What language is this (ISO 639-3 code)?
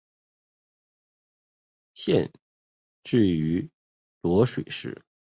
zho